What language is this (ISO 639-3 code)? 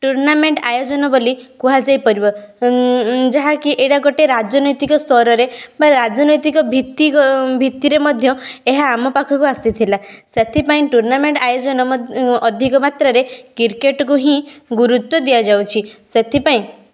ori